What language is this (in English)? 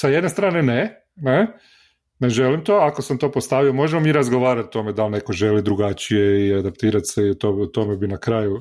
Croatian